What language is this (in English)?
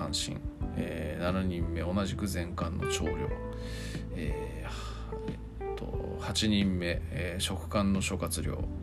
Japanese